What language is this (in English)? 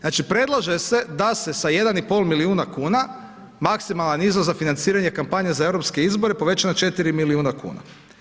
Croatian